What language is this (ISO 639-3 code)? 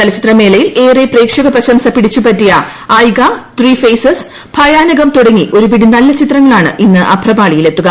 mal